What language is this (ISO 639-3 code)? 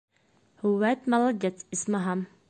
bak